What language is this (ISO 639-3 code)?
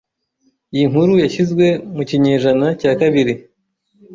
kin